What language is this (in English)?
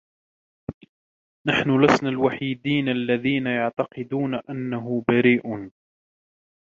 Arabic